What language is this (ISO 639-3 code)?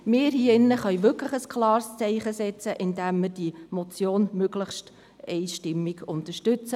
gsw